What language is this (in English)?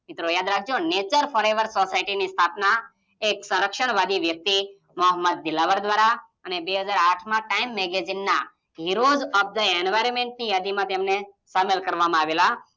Gujarati